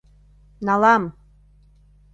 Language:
Mari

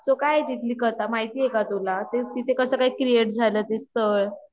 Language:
Marathi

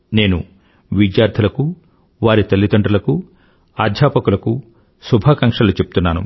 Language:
Telugu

